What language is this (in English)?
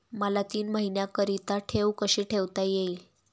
Marathi